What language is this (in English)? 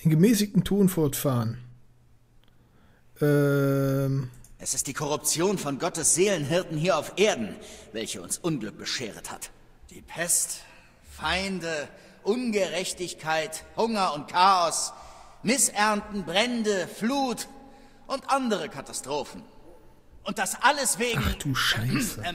German